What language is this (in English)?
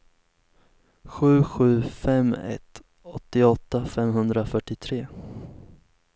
Swedish